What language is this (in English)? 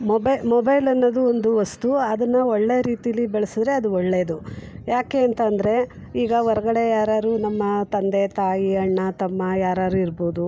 Kannada